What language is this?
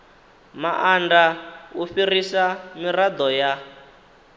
Venda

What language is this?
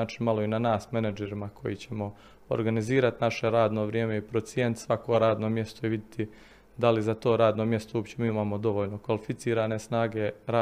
Croatian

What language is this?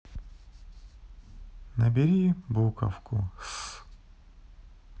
Russian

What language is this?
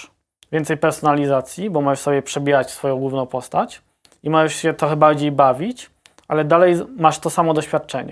Polish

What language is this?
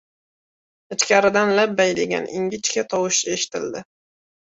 Uzbek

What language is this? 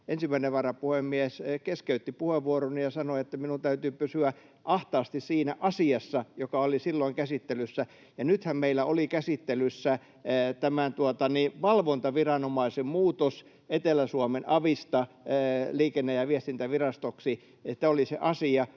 Finnish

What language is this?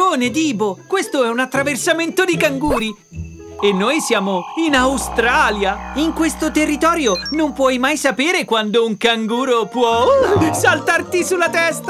Italian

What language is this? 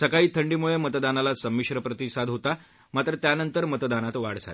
Marathi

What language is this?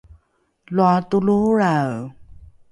Rukai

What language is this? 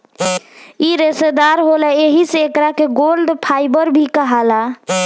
Bhojpuri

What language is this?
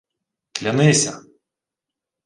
Ukrainian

